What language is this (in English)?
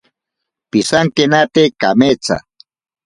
Ashéninka Perené